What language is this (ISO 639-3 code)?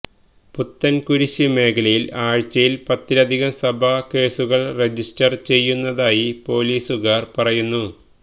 mal